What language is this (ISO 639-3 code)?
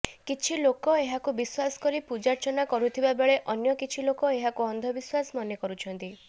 ori